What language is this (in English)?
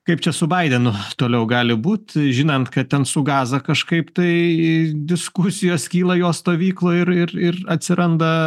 Lithuanian